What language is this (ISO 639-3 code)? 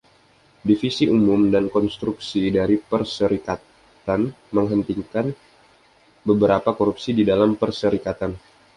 ind